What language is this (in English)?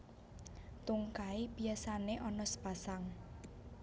Javanese